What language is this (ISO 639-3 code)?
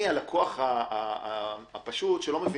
heb